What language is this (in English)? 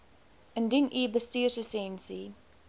Afrikaans